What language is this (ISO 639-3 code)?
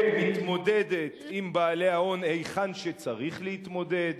heb